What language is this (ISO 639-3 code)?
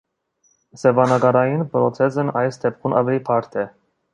hye